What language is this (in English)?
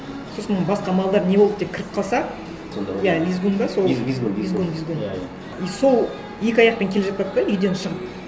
Kazakh